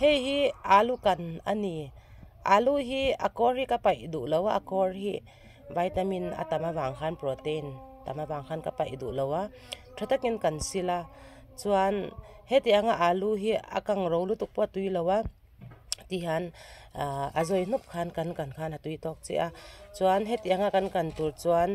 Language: Dutch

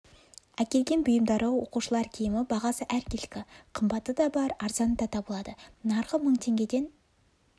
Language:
Kazakh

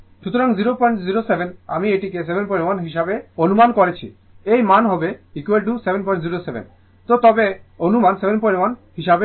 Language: Bangla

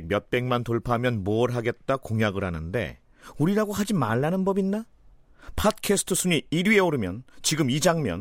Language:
Korean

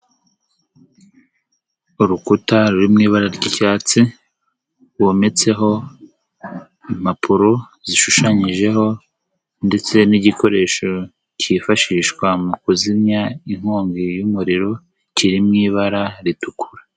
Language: Kinyarwanda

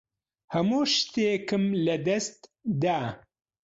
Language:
Central Kurdish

